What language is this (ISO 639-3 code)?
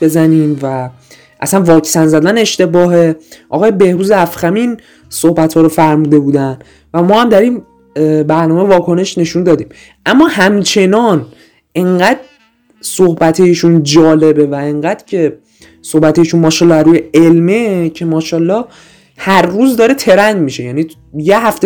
fas